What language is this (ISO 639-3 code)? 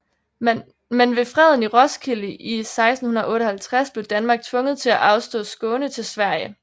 dan